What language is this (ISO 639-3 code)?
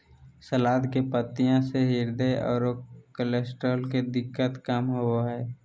mag